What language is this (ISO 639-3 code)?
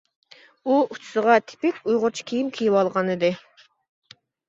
uig